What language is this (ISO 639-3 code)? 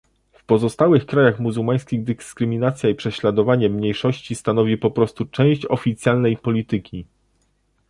pol